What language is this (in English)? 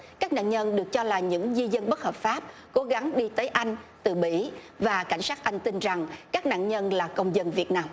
Vietnamese